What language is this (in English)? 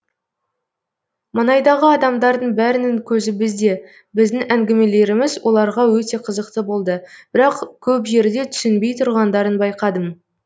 Kazakh